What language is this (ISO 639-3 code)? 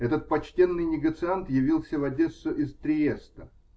rus